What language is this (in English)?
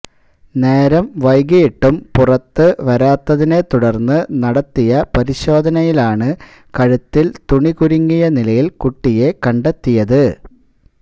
Malayalam